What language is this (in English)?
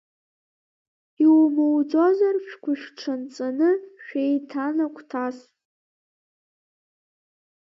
Abkhazian